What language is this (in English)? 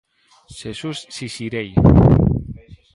Galician